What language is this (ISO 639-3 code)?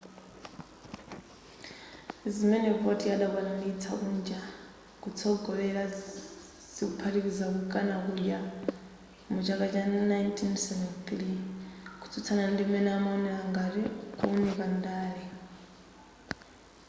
nya